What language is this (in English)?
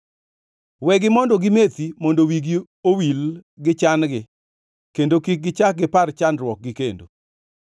Luo (Kenya and Tanzania)